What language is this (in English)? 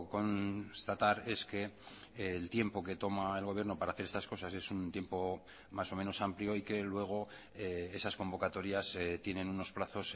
Spanish